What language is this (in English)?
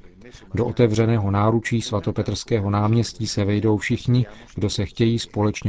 Czech